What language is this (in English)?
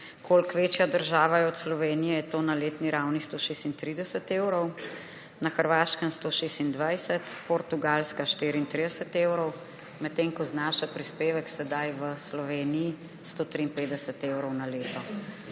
Slovenian